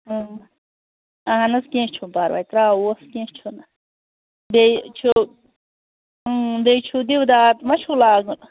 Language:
Kashmiri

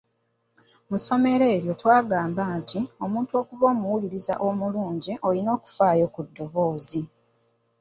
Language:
Ganda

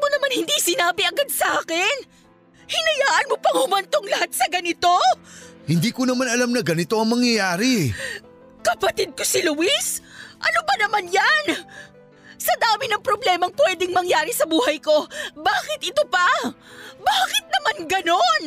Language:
Filipino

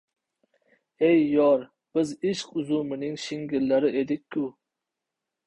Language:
Uzbek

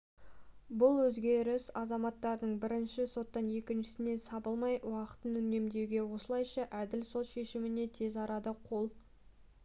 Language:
Kazakh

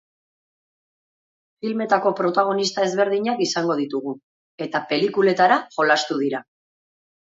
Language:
Basque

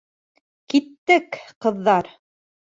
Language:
Bashkir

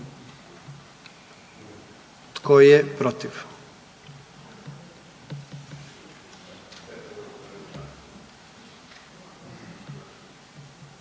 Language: Croatian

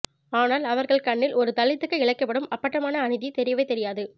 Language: Tamil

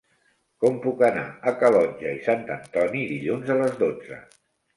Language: Catalan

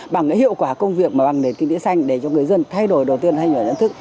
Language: Vietnamese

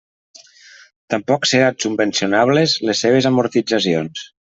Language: Catalan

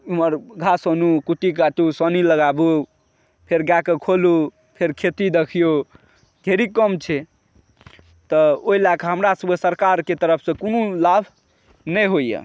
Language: Maithili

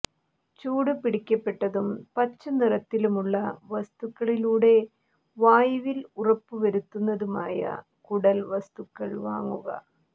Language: Malayalam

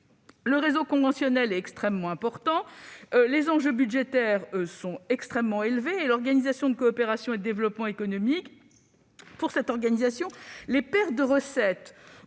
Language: French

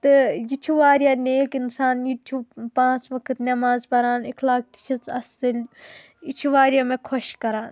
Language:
Kashmiri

